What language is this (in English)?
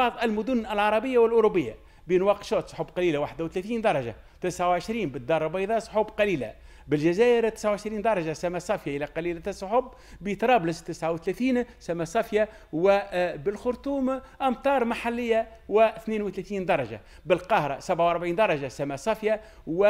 Arabic